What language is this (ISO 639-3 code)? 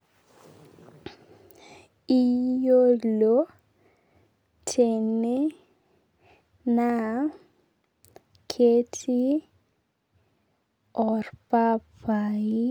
mas